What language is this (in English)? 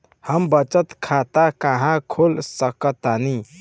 Bhojpuri